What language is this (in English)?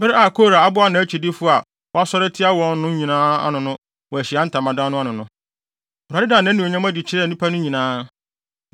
Akan